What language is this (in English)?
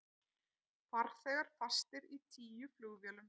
Icelandic